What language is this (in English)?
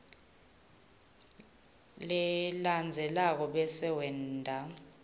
Swati